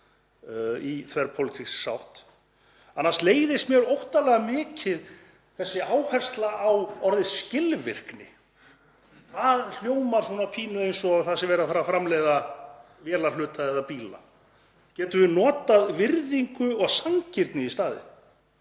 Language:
Icelandic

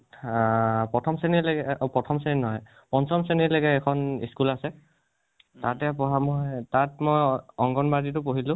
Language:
Assamese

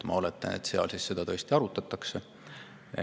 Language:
Estonian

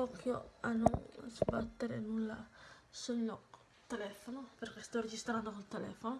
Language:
Italian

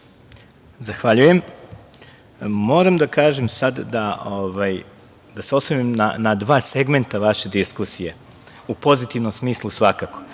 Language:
Serbian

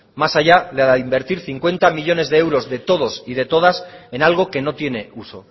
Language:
Spanish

